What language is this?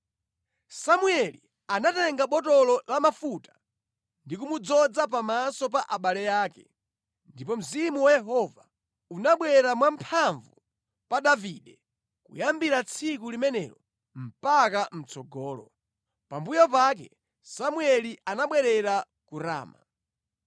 Nyanja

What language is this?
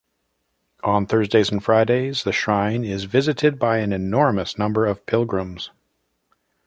English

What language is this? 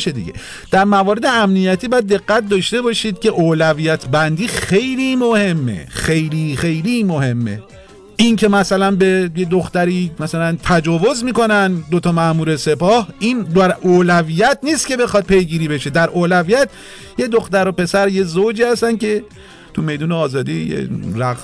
Persian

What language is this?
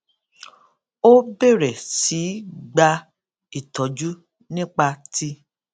Yoruba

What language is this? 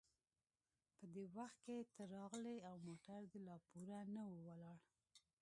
Pashto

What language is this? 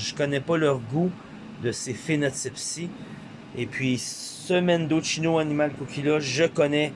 French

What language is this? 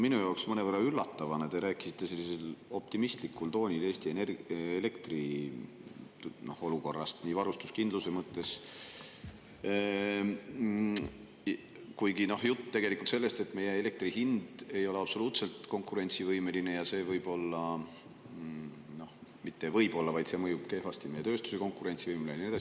Estonian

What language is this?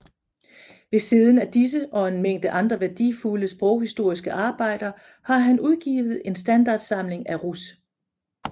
Danish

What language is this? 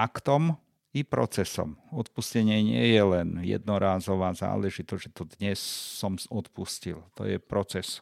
Slovak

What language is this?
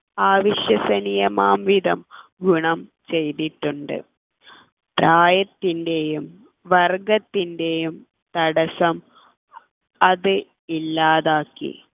Malayalam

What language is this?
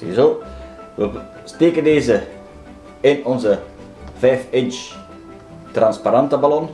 Dutch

